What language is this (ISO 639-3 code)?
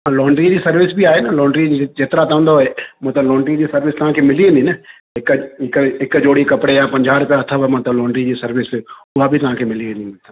snd